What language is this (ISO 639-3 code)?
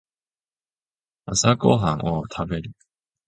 jpn